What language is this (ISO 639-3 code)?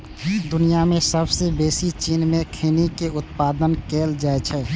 mai